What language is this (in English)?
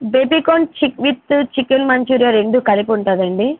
Telugu